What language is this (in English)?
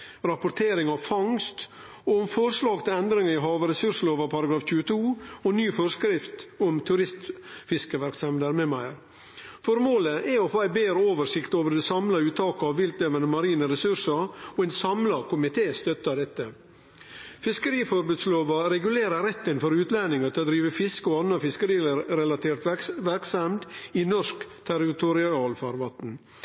Norwegian Nynorsk